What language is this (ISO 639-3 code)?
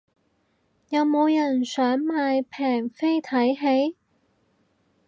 yue